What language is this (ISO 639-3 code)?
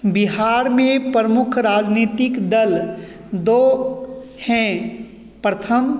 hin